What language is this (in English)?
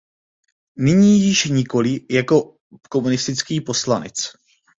Czech